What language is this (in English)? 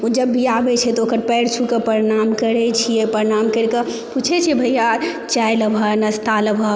Maithili